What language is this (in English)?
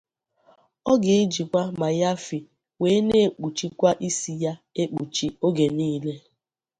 Igbo